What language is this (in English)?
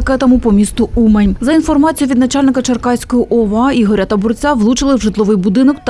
Ukrainian